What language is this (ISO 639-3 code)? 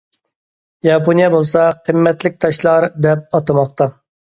uig